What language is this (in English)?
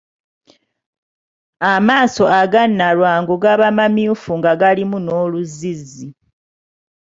Ganda